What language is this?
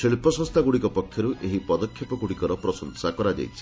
Odia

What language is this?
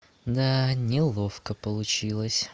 Russian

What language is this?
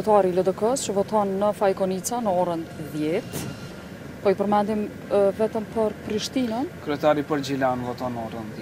Romanian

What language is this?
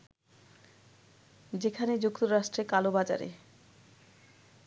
Bangla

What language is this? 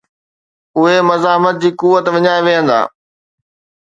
Sindhi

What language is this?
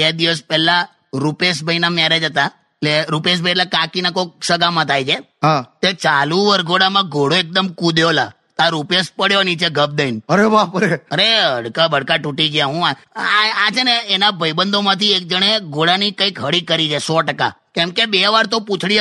Hindi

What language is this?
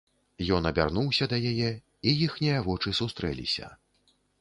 Belarusian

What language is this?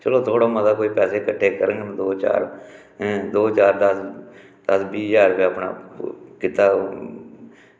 Dogri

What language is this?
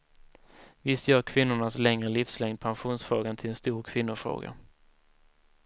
Swedish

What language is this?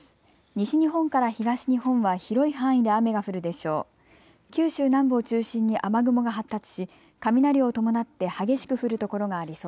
Japanese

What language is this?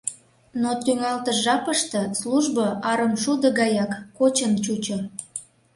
Mari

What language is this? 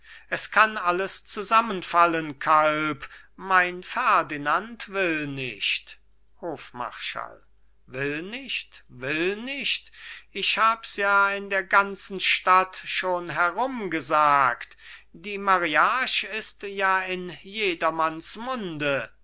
German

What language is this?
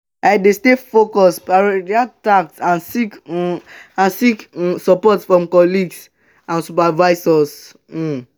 Nigerian Pidgin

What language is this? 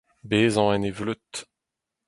Breton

